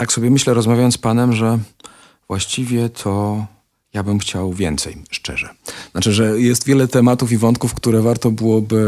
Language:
Polish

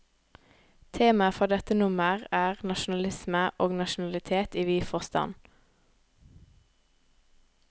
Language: Norwegian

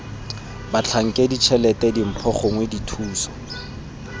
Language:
Tswana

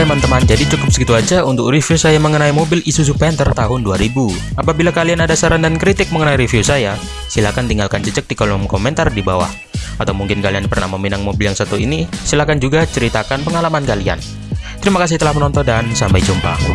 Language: Indonesian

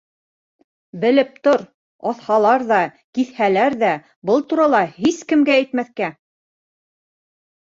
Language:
Bashkir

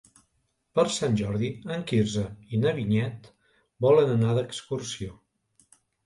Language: Catalan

